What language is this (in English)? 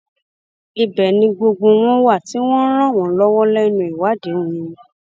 Yoruba